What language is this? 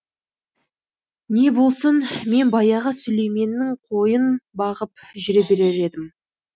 Kazakh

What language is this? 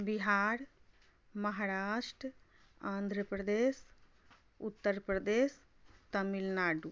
Maithili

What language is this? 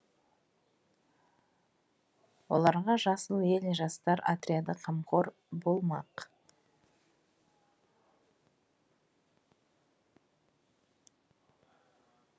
Kazakh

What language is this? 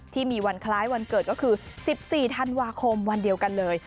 Thai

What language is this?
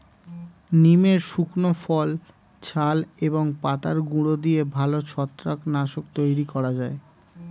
Bangla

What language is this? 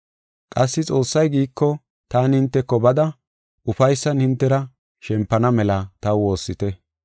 Gofa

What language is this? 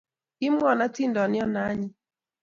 Kalenjin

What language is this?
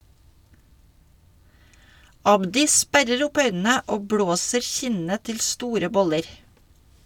Norwegian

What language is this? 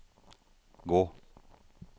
Norwegian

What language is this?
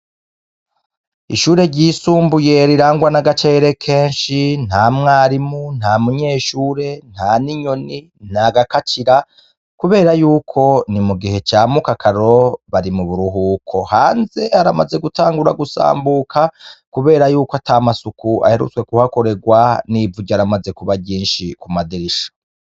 Rundi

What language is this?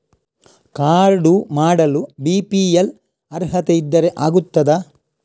Kannada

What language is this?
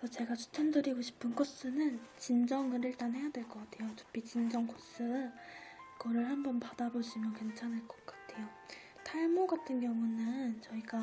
Korean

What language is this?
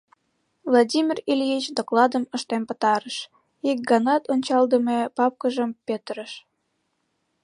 Mari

